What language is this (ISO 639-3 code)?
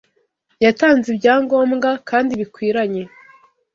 kin